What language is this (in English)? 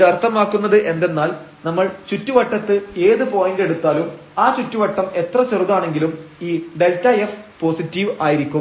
Malayalam